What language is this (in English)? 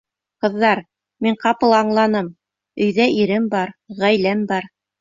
Bashkir